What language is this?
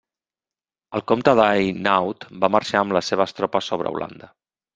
Catalan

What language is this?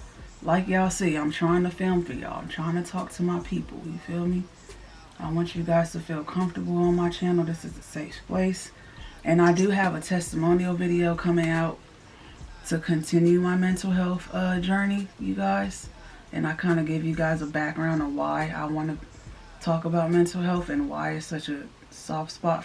English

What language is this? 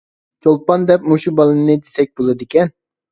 Uyghur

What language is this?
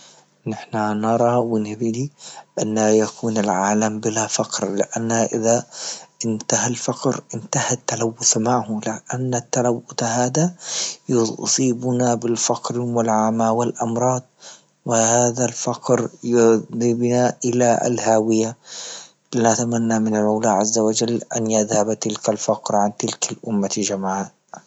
Libyan Arabic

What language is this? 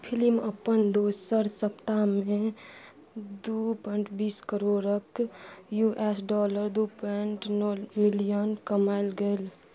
Maithili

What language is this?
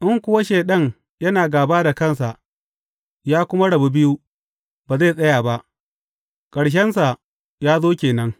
Hausa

